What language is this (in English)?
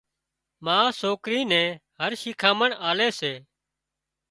Wadiyara Koli